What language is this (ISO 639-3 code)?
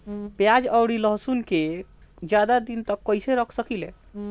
bho